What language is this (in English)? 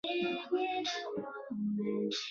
Chinese